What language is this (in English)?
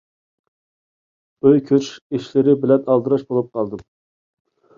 Uyghur